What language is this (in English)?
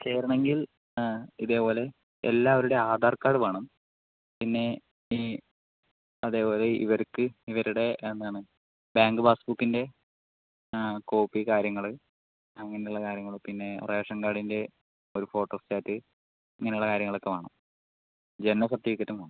Malayalam